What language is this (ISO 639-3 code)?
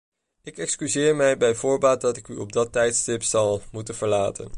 nld